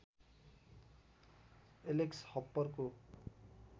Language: Nepali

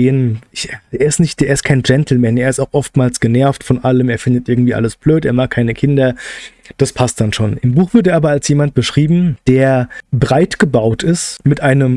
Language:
German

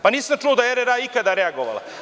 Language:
Serbian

